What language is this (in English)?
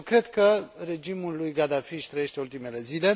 Romanian